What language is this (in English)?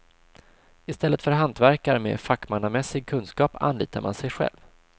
Swedish